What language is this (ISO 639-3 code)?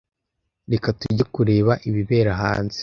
kin